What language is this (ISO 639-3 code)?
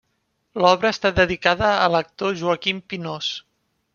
cat